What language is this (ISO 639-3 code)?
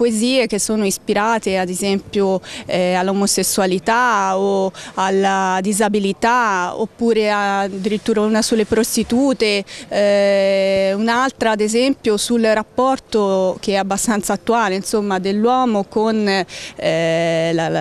ita